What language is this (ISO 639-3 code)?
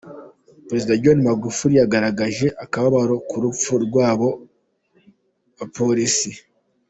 kin